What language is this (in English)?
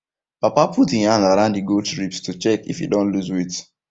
Nigerian Pidgin